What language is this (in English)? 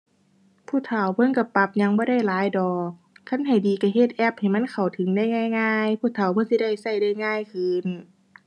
Thai